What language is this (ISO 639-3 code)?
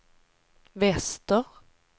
swe